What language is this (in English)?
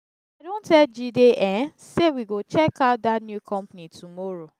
Nigerian Pidgin